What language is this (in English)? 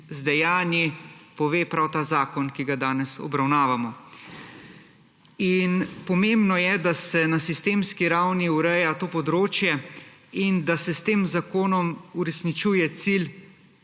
Slovenian